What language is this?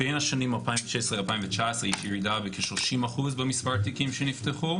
Hebrew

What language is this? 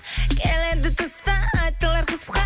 Kazakh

